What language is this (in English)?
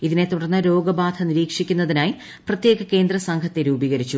Malayalam